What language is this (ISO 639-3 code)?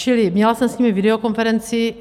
ces